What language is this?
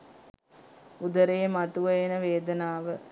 Sinhala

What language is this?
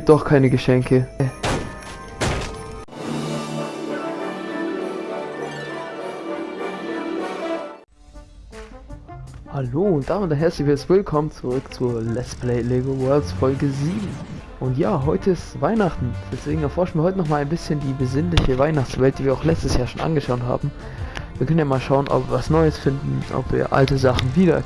German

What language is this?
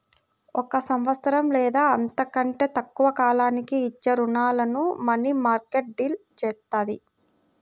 Telugu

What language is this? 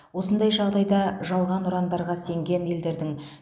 Kazakh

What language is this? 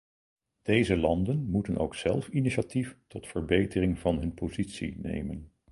Dutch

